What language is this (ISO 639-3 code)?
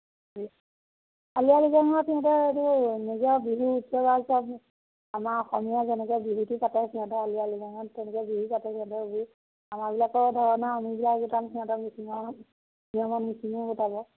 asm